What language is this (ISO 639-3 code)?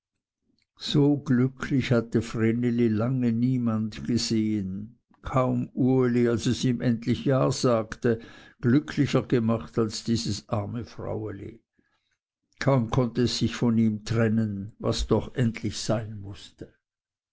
deu